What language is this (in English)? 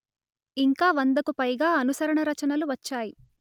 Telugu